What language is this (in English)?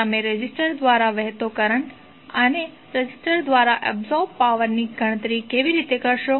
Gujarati